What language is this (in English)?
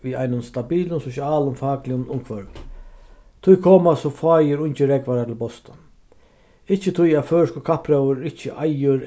Faroese